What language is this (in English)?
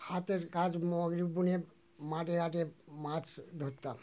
Bangla